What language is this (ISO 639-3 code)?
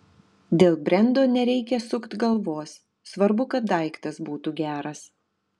lit